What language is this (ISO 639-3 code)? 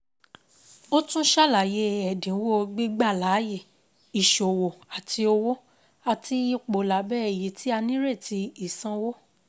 yor